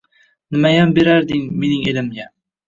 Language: Uzbek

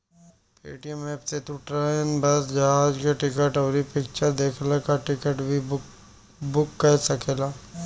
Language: Bhojpuri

